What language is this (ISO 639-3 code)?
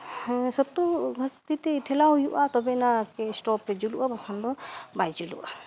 sat